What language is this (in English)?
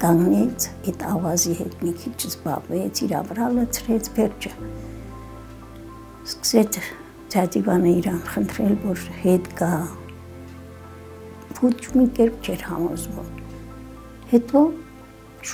Turkish